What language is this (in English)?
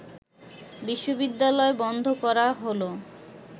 Bangla